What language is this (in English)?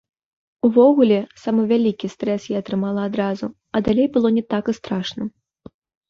Belarusian